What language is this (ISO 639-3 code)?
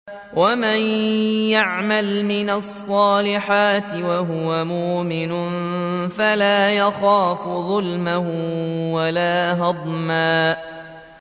ara